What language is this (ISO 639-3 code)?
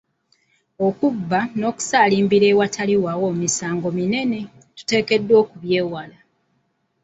lug